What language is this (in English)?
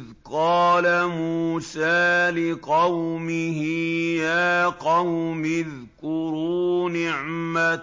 Arabic